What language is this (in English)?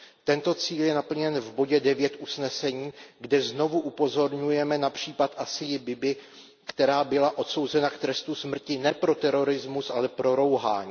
Czech